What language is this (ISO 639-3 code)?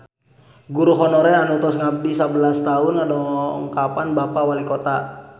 sun